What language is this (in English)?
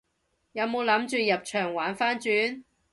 Cantonese